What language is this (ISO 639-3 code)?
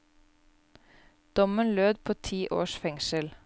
nor